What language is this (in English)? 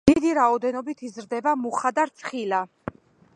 Georgian